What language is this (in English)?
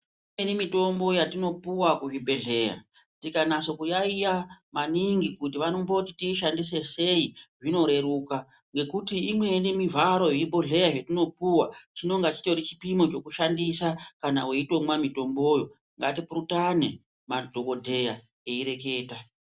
Ndau